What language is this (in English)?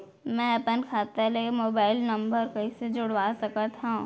Chhattisgarhi